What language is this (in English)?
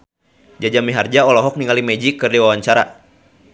Sundanese